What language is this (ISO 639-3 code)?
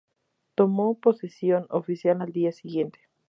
spa